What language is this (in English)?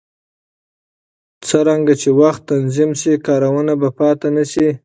Pashto